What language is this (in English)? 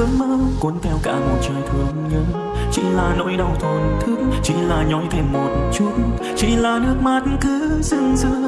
Vietnamese